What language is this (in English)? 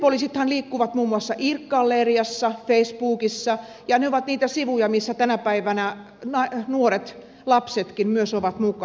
Finnish